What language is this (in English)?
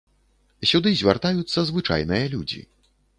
Belarusian